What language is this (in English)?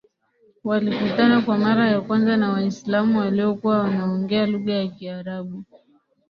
Swahili